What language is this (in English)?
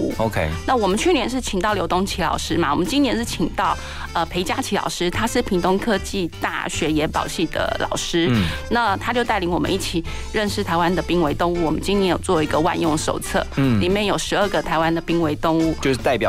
Chinese